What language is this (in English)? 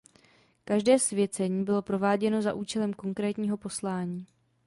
Czech